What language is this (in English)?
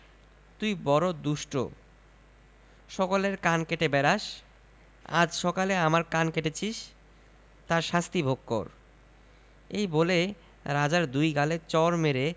Bangla